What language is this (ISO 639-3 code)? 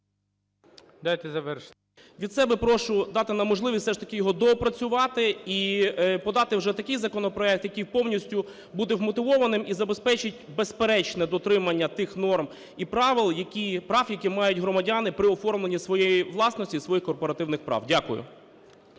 ukr